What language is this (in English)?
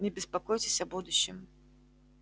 Russian